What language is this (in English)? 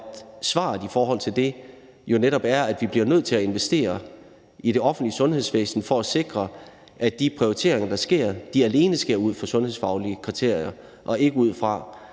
Danish